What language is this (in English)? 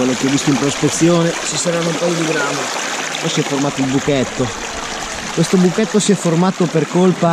Italian